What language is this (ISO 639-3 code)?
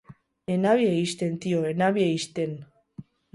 eus